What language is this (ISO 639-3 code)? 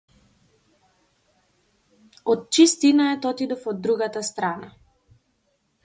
mkd